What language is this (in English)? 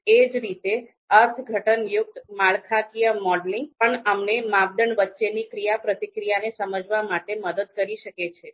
Gujarati